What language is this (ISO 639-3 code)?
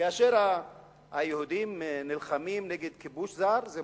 heb